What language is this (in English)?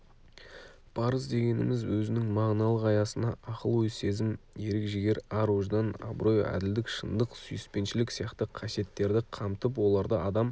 Kazakh